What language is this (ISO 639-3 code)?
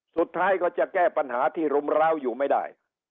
tha